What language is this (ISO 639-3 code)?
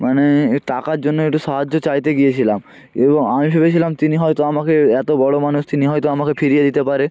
ben